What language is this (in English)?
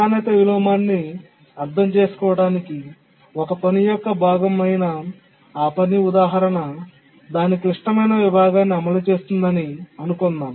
Telugu